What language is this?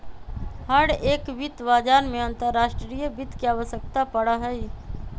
Magahi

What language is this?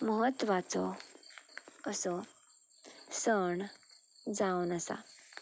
Konkani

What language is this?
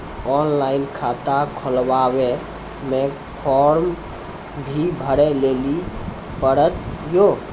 Maithili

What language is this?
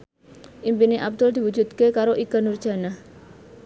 Javanese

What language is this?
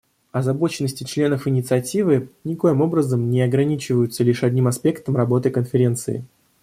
Russian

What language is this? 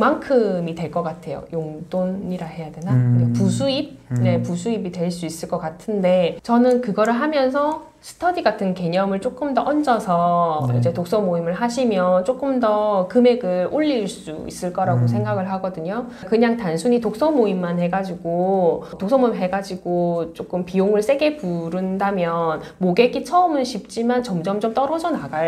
Korean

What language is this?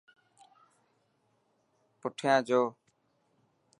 Dhatki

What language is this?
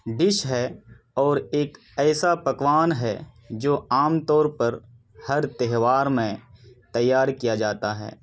Urdu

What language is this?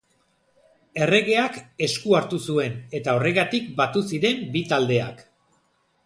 Basque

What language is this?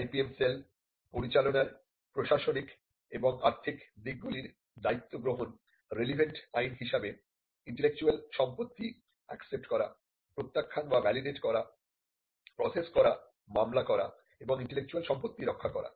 Bangla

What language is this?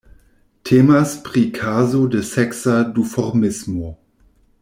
Esperanto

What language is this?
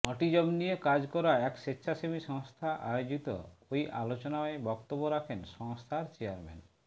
Bangla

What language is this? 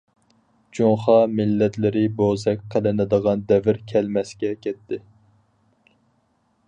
Uyghur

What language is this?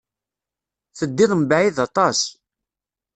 Kabyle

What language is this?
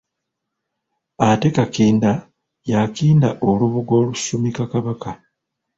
Ganda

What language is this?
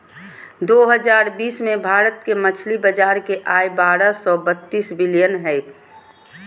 Magahi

